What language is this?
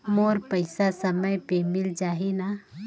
Chhattisgarhi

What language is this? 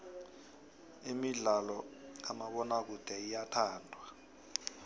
South Ndebele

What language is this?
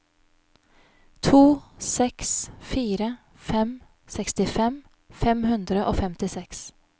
Norwegian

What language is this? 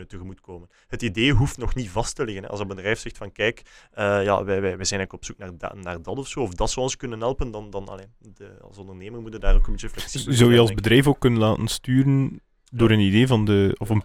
Dutch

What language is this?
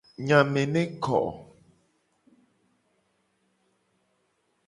Gen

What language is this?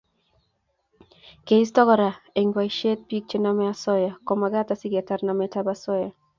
Kalenjin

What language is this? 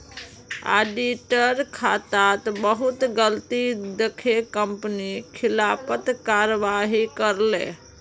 Magahi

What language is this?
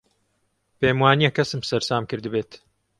Central Kurdish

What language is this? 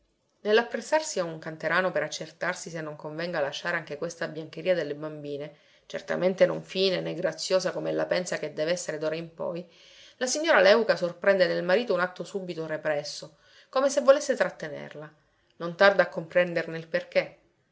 Italian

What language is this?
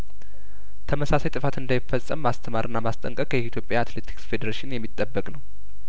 Amharic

